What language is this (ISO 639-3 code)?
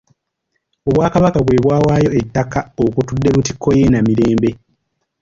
lug